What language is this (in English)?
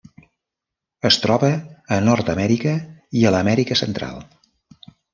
Catalan